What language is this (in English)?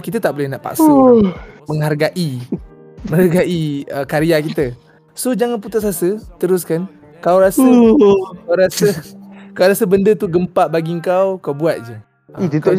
Malay